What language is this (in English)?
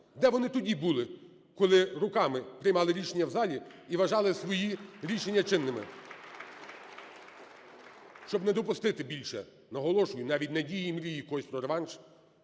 Ukrainian